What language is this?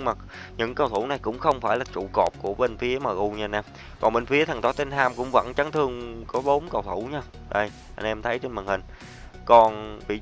Vietnamese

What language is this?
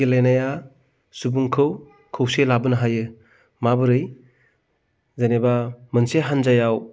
Bodo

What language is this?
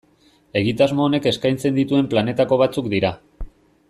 Basque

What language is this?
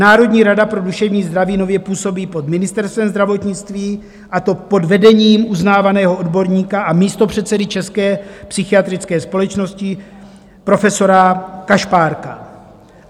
Czech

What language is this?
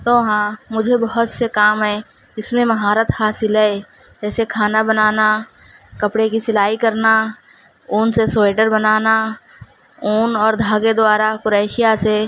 Urdu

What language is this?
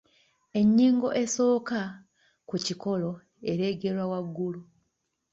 Ganda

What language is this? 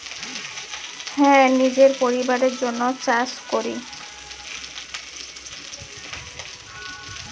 Bangla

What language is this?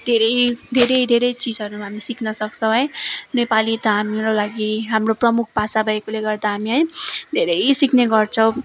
Nepali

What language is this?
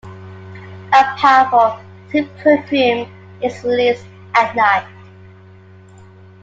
English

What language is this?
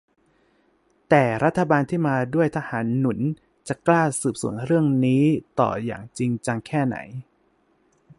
Thai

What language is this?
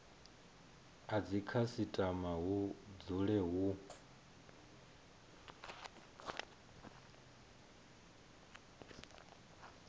Venda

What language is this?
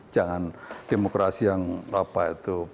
Indonesian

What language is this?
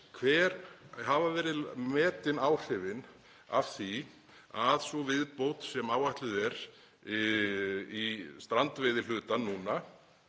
Icelandic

